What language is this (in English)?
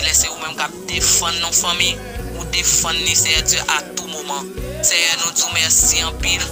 French